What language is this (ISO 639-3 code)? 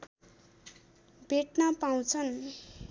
nep